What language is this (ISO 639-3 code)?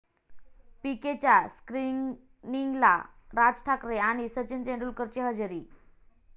mar